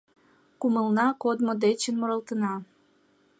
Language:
Mari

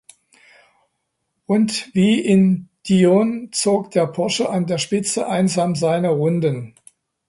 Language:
German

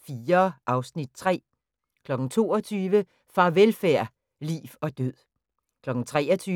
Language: Danish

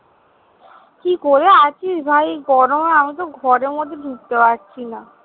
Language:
Bangla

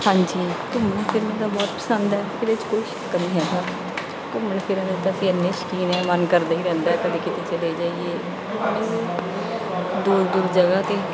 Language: Punjabi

